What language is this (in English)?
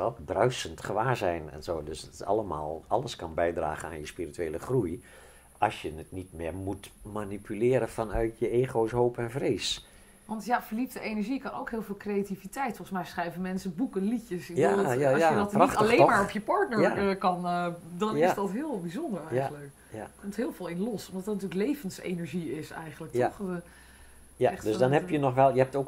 Dutch